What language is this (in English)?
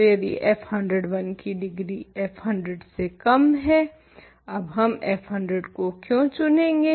Hindi